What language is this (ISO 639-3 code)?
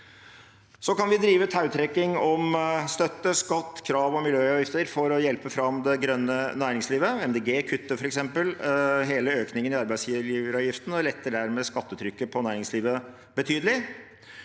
nor